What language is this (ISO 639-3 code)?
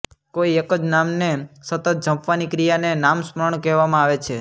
guj